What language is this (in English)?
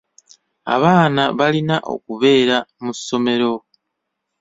Ganda